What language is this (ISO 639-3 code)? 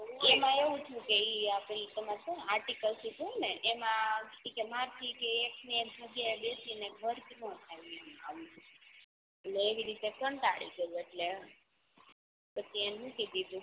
guj